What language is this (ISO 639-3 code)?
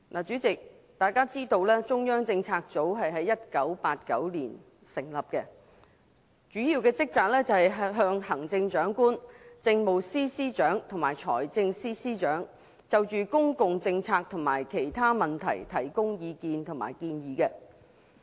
yue